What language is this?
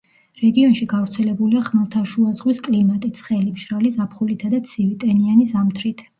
Georgian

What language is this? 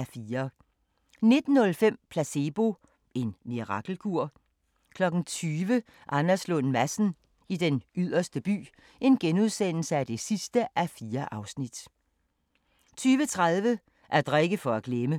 Danish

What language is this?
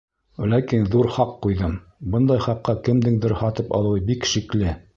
Bashkir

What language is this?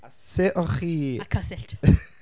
Welsh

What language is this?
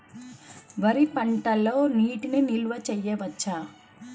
Telugu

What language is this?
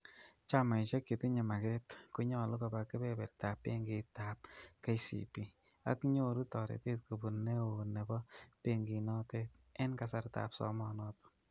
Kalenjin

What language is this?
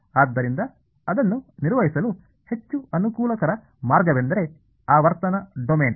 Kannada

